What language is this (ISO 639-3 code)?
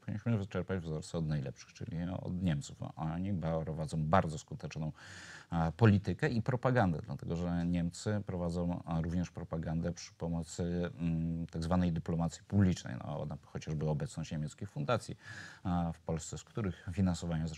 pol